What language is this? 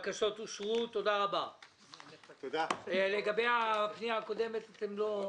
Hebrew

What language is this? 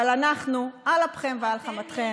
Hebrew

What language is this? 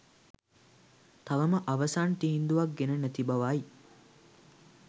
Sinhala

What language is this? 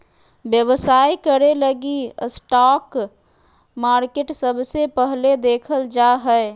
Magahi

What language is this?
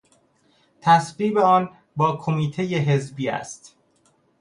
Persian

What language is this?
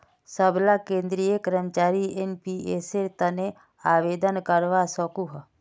Magahi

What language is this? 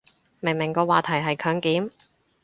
Cantonese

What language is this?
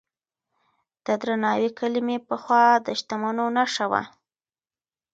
Pashto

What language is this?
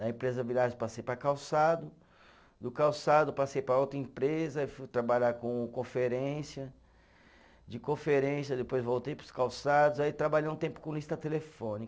Portuguese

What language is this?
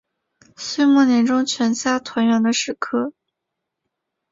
Chinese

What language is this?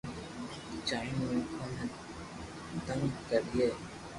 Loarki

